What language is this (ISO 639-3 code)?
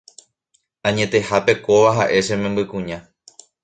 grn